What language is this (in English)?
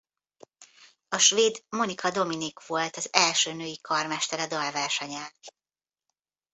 Hungarian